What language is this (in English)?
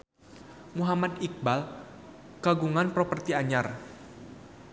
Sundanese